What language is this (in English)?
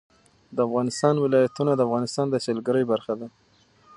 Pashto